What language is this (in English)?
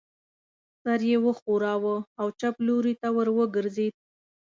Pashto